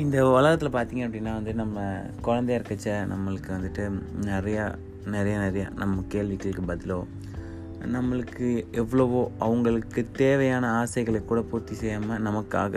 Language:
Tamil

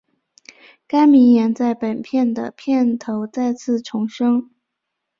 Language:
Chinese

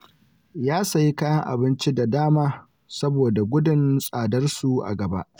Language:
Hausa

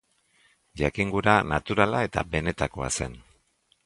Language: Basque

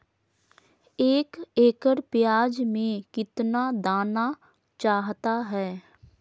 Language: Magahi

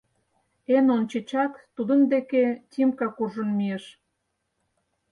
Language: Mari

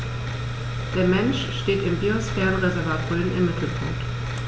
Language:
German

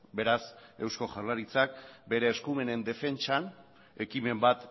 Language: Basque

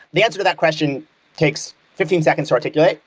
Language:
English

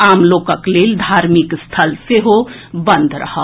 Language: Maithili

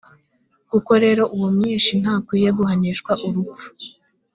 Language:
Kinyarwanda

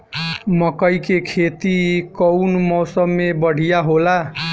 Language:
Bhojpuri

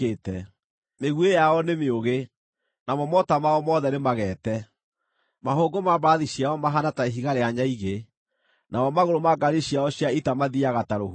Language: Kikuyu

